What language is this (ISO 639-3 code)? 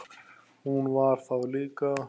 isl